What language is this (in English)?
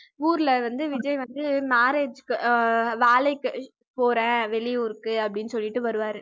Tamil